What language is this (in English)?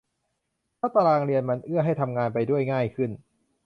Thai